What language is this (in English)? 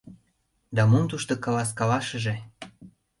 Mari